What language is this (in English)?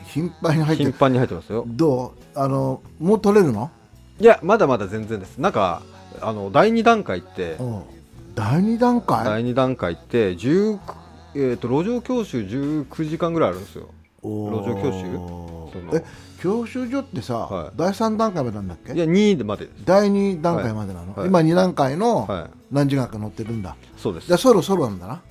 Japanese